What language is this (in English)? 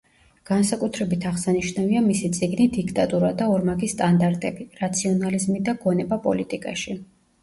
Georgian